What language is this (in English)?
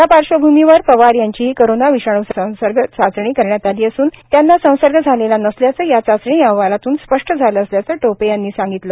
Marathi